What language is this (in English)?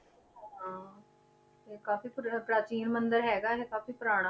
Punjabi